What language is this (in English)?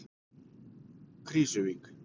Icelandic